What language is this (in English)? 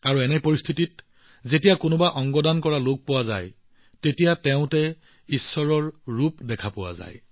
Assamese